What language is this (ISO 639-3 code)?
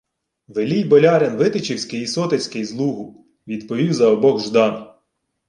ukr